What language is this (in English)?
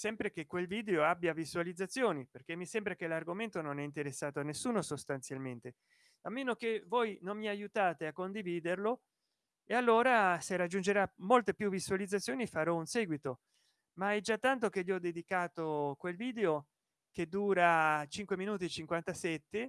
Italian